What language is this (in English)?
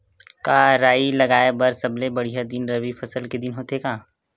Chhattisgarhi